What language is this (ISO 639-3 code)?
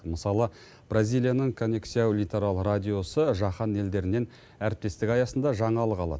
kaz